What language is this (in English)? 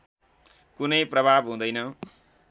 Nepali